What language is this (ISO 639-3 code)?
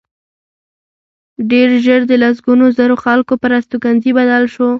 pus